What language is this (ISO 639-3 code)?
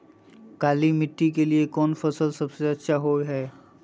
mag